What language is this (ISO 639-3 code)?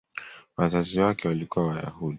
swa